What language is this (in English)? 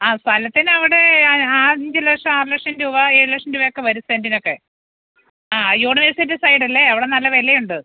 Malayalam